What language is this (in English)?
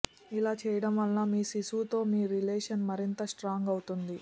Telugu